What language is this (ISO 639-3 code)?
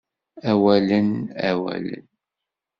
kab